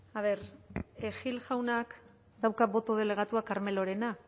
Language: Basque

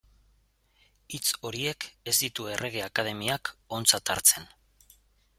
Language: Basque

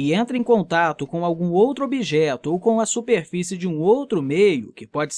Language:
Portuguese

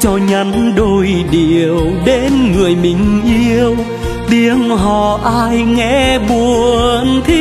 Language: Vietnamese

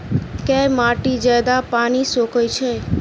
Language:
Maithili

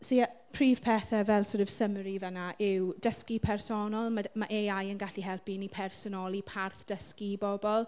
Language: Welsh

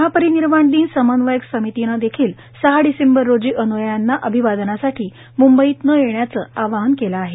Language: Marathi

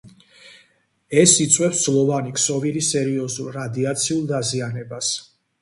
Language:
Georgian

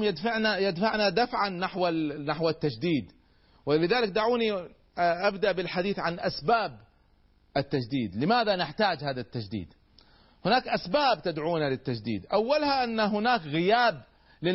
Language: Arabic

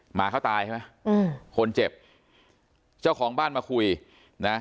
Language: Thai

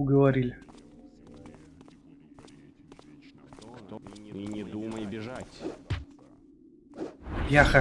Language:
Russian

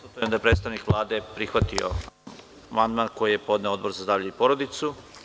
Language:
Serbian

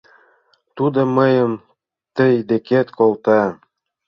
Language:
Mari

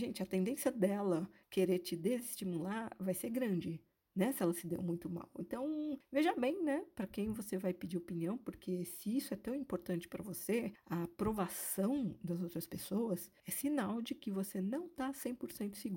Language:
Portuguese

